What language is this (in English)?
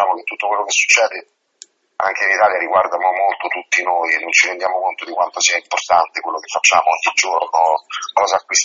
Italian